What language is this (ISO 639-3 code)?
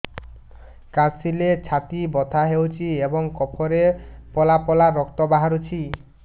ori